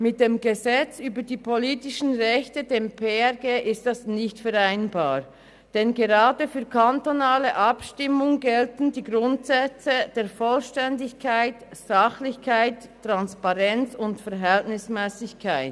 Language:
Swiss German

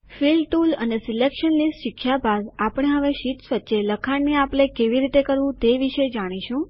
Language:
Gujarati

